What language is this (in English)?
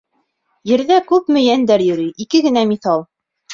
Bashkir